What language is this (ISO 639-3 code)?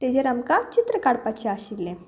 kok